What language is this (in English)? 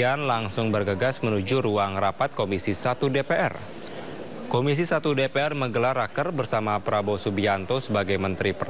Indonesian